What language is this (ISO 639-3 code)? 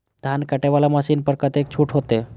mai